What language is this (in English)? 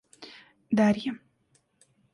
Russian